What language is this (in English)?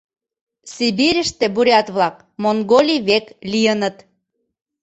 Mari